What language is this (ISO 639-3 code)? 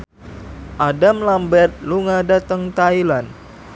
jav